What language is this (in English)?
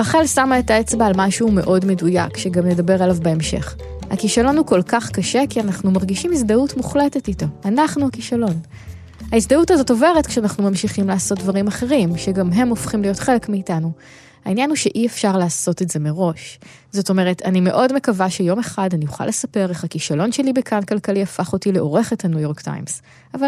Hebrew